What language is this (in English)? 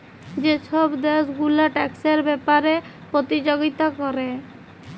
Bangla